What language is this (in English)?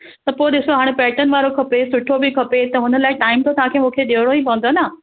Sindhi